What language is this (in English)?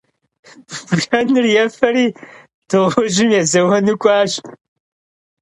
Kabardian